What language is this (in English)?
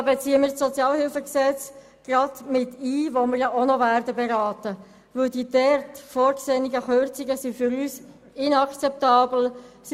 Swiss German